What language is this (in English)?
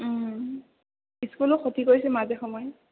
Assamese